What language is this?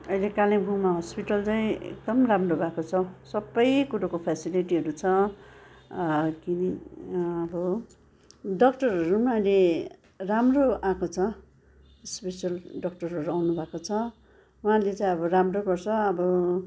Nepali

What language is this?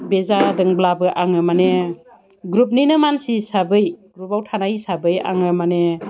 Bodo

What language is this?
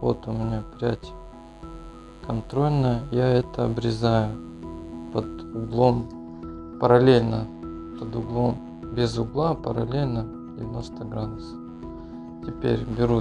Russian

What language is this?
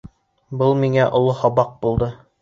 Bashkir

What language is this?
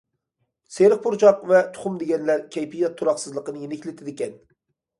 Uyghur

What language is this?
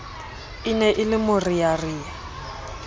Southern Sotho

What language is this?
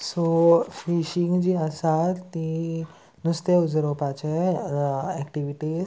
Konkani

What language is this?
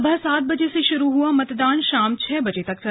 Hindi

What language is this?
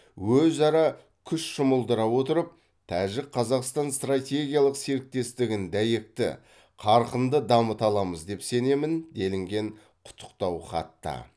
Kazakh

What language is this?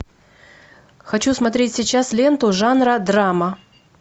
Russian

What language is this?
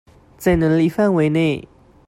Chinese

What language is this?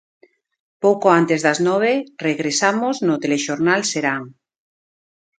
Galician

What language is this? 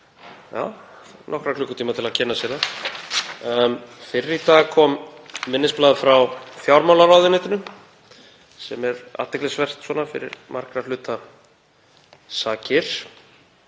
Icelandic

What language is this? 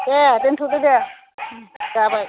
Bodo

